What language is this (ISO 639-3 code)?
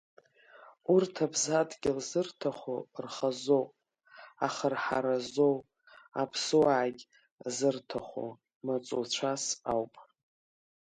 abk